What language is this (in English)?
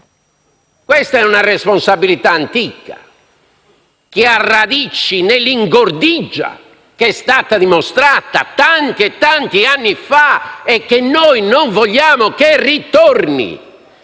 Italian